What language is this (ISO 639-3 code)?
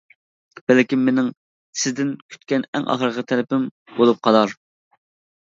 uig